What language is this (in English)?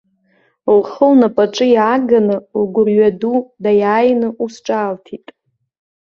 Abkhazian